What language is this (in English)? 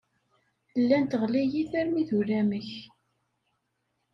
Kabyle